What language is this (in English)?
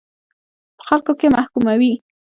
Pashto